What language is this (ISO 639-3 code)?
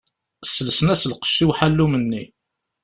kab